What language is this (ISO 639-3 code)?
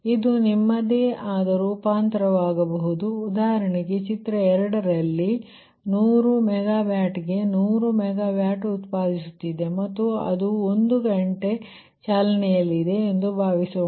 kan